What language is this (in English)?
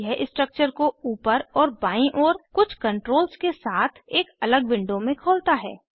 Hindi